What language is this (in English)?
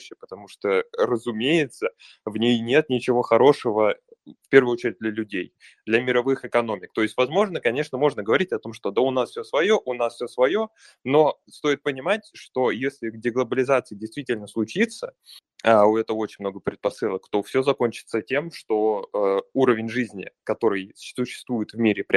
Russian